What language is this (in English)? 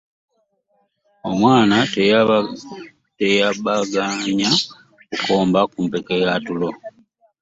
Ganda